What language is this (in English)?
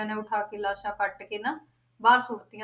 Punjabi